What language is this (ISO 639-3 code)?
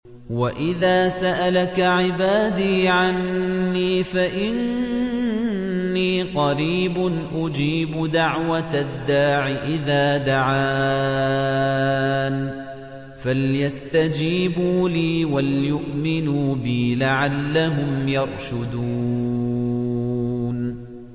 ara